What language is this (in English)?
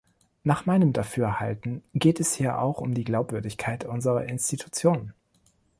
German